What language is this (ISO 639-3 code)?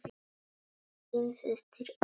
isl